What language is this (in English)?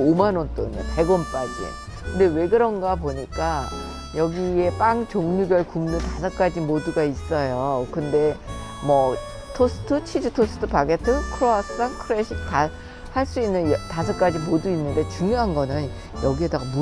Korean